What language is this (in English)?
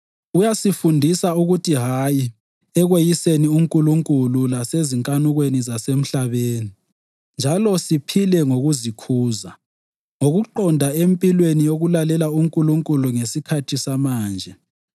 North Ndebele